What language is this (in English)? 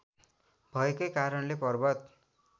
Nepali